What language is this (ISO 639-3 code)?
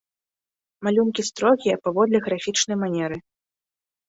bel